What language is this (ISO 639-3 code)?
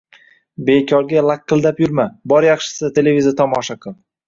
uzb